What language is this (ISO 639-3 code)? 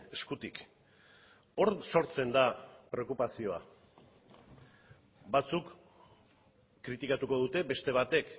eus